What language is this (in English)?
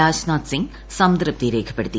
Malayalam